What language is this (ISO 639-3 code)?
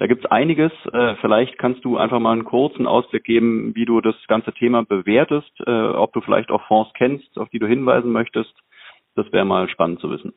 deu